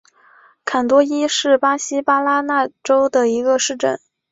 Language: Chinese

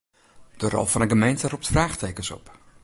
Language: Western Frisian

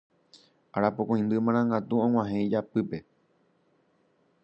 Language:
Guarani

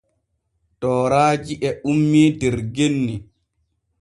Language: Borgu Fulfulde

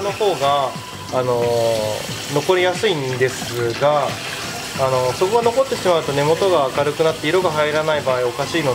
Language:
Japanese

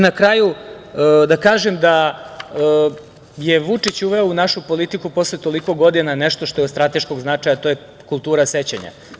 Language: Serbian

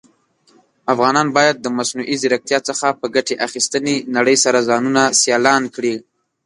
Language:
Pashto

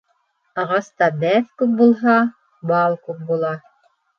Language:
Bashkir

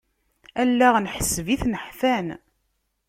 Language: Kabyle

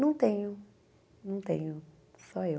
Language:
Portuguese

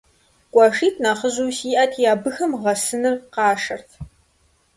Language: Kabardian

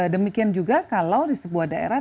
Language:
Indonesian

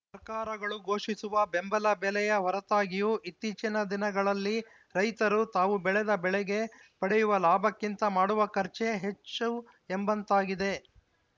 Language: Kannada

